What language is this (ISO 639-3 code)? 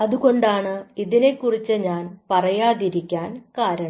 mal